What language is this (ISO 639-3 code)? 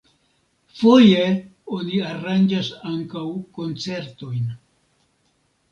epo